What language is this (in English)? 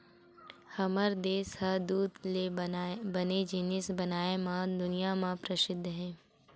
Chhattisgarhi